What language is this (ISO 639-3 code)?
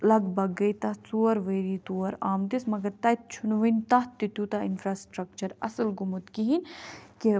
kas